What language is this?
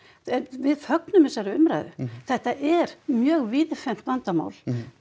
Icelandic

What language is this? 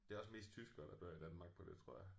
Danish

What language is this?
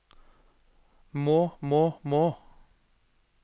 Norwegian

